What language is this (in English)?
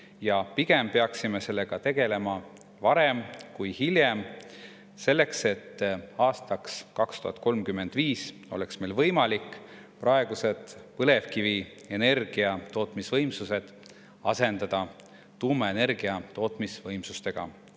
Estonian